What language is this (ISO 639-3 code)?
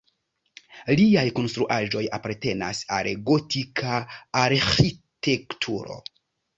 epo